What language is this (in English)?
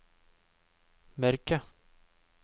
Norwegian